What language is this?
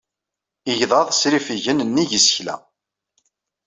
Kabyle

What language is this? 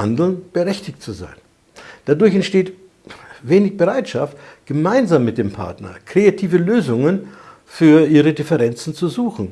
German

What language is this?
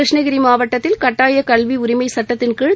Tamil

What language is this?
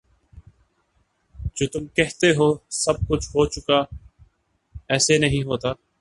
Urdu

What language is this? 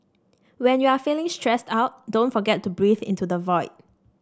English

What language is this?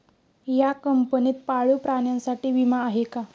Marathi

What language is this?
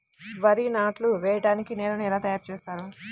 Telugu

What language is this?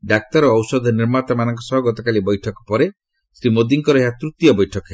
Odia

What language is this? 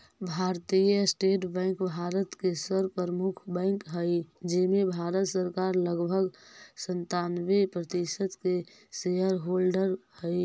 Magahi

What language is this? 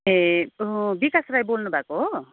Nepali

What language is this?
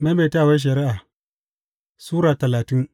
Hausa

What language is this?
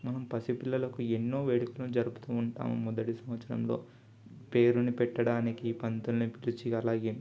Telugu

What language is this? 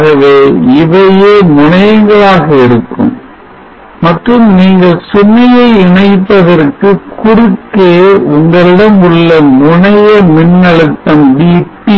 Tamil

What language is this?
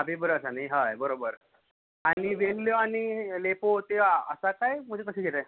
Konkani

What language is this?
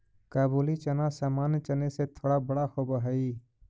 Magahi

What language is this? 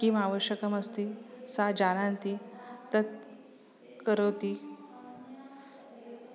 Sanskrit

